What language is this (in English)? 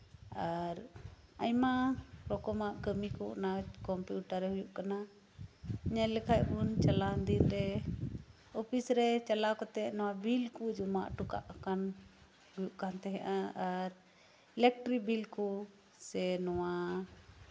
Santali